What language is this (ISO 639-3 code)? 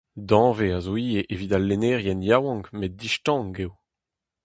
bre